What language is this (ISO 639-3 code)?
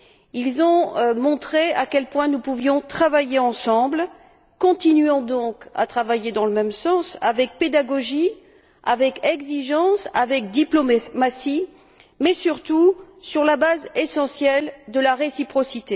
fra